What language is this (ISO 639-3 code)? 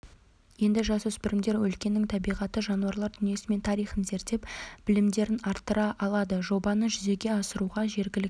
kaz